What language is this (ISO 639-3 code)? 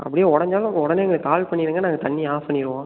tam